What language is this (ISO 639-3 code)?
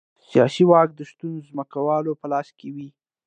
pus